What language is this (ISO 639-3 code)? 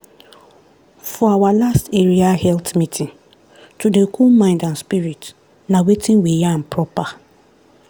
pcm